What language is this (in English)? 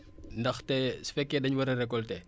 Wolof